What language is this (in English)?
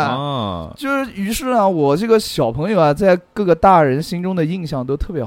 Chinese